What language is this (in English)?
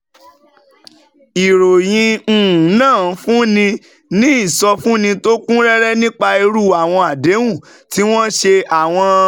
Yoruba